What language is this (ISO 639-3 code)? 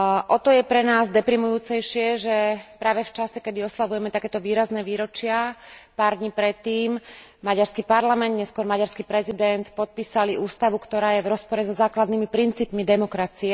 slk